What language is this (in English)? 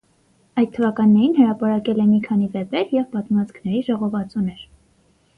Armenian